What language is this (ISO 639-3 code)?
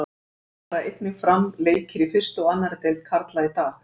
isl